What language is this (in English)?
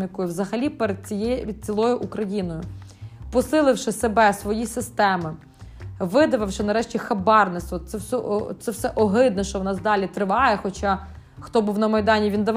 Ukrainian